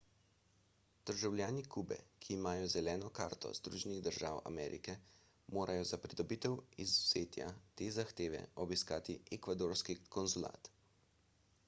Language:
Slovenian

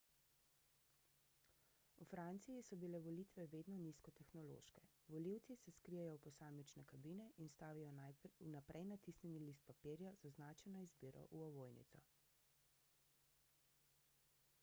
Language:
Slovenian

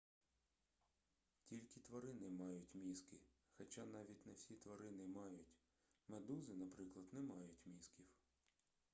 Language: Ukrainian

